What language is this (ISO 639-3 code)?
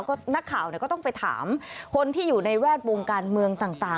tha